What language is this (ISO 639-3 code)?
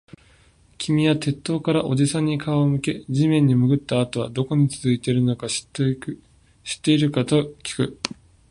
jpn